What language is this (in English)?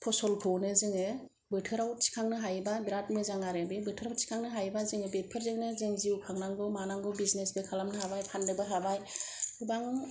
Bodo